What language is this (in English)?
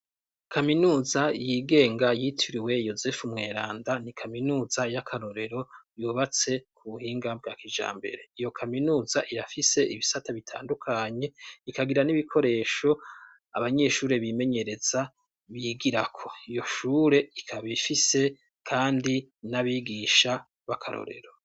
Rundi